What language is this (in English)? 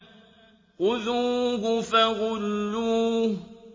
Arabic